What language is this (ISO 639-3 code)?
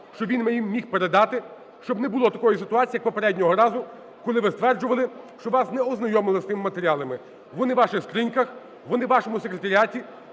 ukr